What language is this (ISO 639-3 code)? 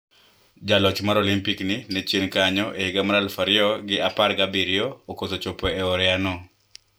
luo